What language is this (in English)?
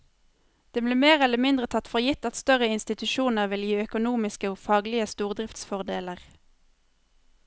Norwegian